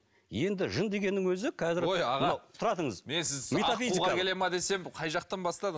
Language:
Kazakh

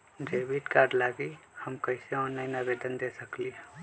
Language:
Magahi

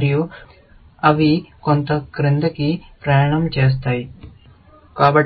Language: Telugu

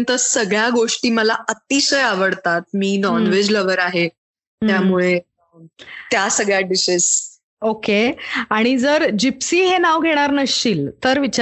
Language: Marathi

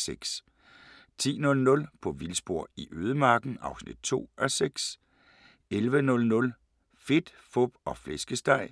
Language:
Danish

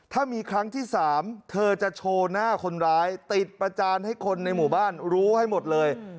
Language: Thai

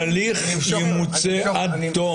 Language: Hebrew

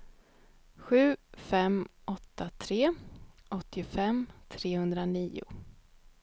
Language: Swedish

